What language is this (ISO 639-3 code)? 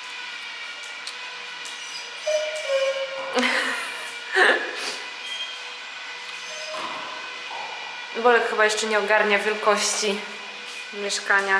pol